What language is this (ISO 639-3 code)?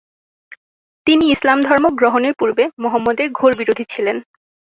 ben